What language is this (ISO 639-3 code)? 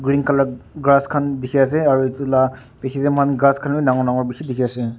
nag